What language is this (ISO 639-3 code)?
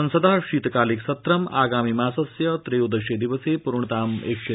san